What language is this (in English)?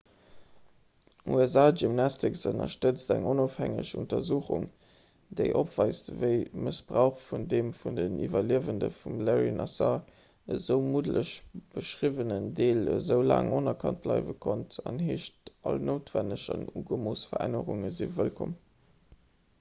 Luxembourgish